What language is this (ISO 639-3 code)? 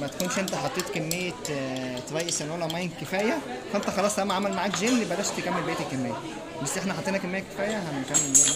ara